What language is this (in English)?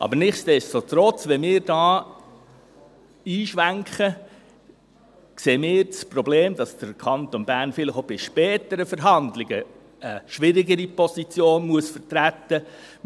Swiss German